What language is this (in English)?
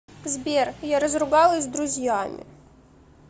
Russian